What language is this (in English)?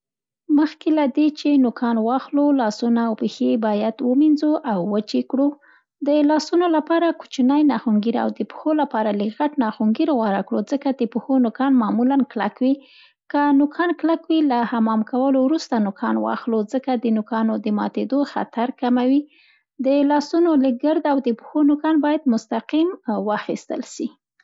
Central Pashto